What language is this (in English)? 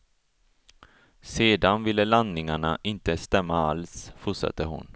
Swedish